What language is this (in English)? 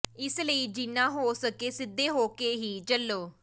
Punjabi